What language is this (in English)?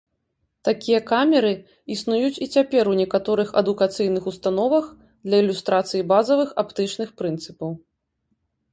Belarusian